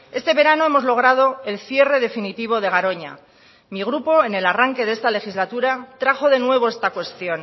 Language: Spanish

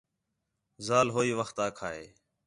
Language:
Khetrani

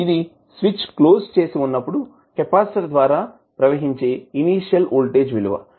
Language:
Telugu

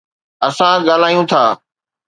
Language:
Sindhi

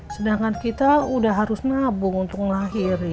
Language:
Indonesian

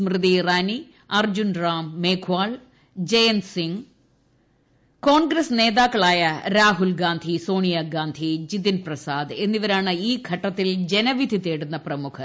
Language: Malayalam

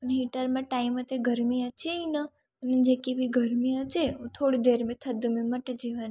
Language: Sindhi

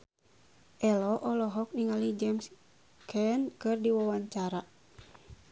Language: Sundanese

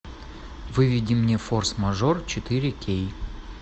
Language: Russian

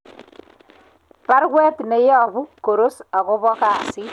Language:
Kalenjin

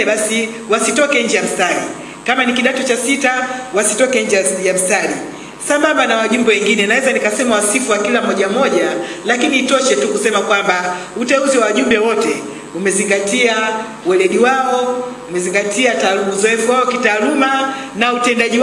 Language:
Swahili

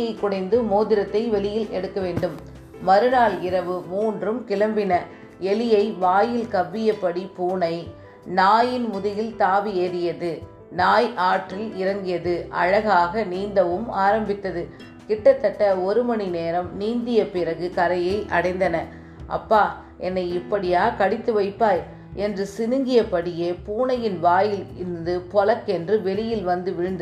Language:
Tamil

